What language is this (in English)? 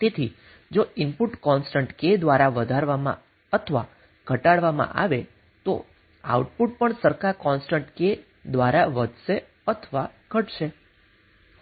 Gujarati